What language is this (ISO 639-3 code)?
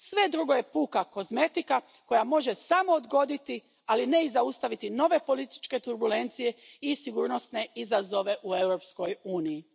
hrv